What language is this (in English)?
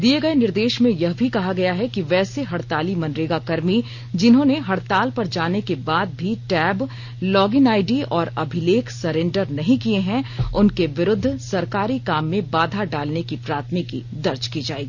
Hindi